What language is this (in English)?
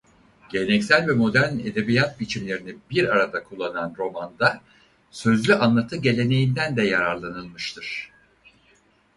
Turkish